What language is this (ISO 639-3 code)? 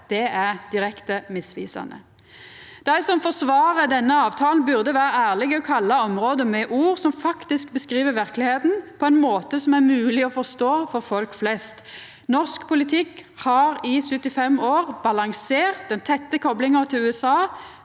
nor